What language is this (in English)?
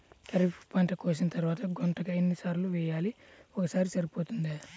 Telugu